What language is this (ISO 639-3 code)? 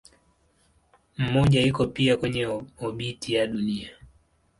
swa